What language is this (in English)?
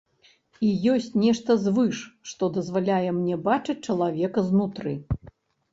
Belarusian